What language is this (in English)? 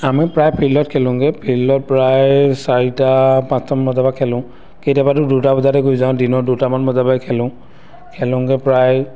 Assamese